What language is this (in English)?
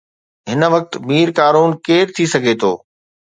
Sindhi